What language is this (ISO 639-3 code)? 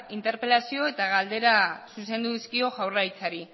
eus